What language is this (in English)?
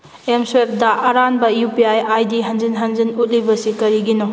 Manipuri